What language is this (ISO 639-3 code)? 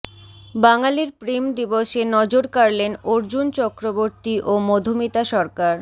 ben